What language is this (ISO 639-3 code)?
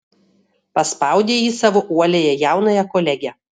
lit